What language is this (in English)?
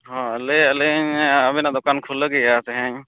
Santali